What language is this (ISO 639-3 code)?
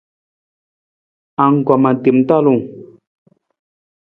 nmz